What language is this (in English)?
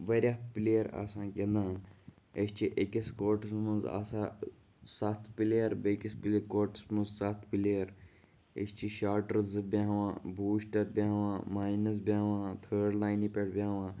Kashmiri